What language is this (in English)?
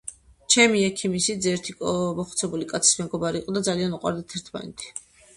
Georgian